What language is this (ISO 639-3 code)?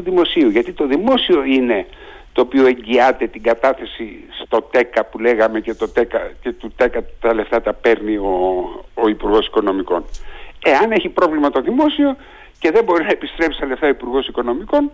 ell